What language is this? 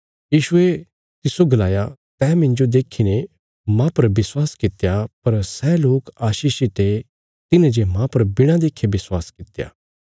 Bilaspuri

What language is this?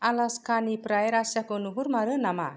Bodo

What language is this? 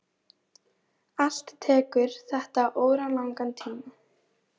Icelandic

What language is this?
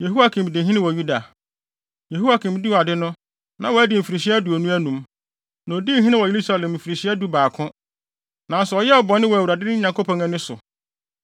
Akan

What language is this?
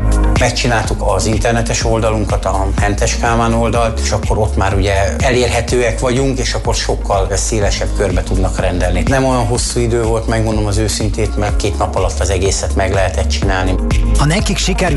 Hungarian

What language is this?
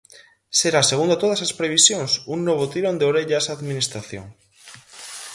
Galician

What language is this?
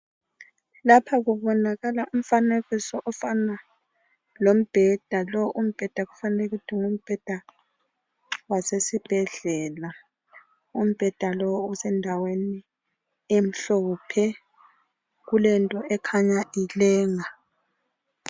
North Ndebele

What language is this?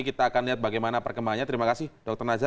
Indonesian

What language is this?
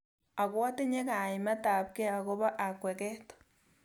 Kalenjin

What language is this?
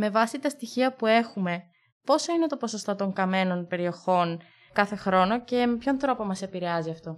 Greek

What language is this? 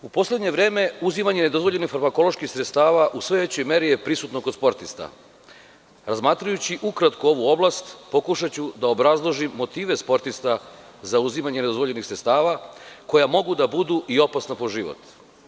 Serbian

